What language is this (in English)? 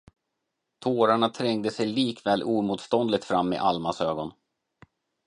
Swedish